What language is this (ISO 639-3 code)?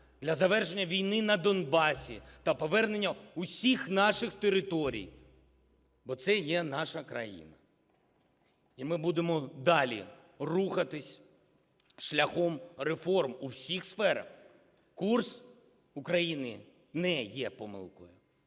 ukr